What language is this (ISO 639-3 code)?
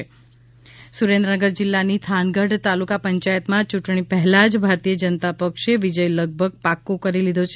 guj